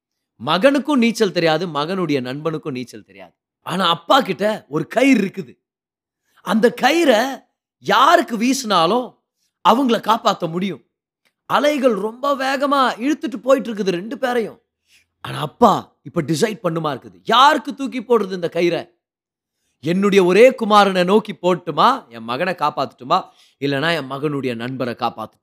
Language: Tamil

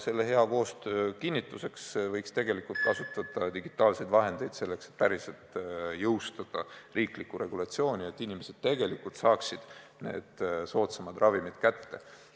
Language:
Estonian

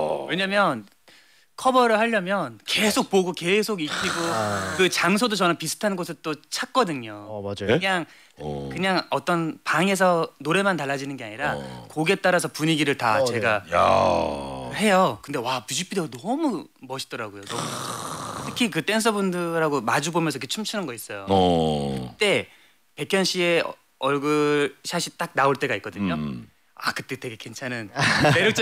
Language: Korean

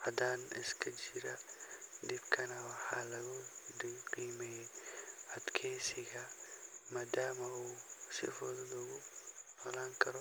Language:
Somali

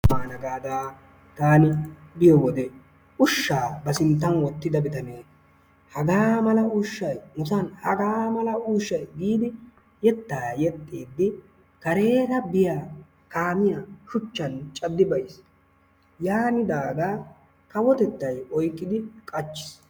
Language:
Wolaytta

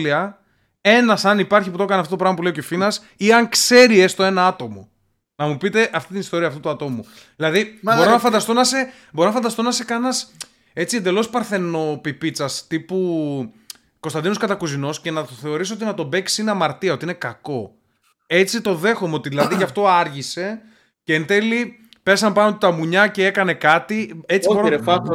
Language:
Greek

